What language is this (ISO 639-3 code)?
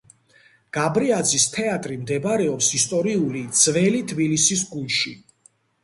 kat